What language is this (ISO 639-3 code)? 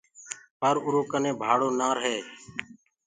ggg